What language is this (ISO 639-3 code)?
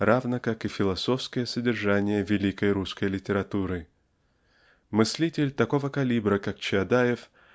rus